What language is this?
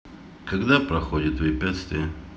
Russian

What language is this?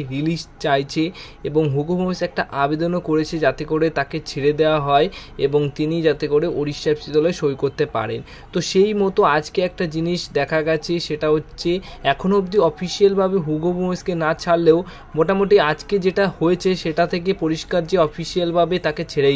Bangla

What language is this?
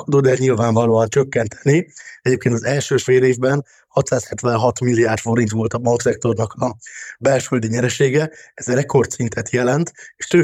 Hungarian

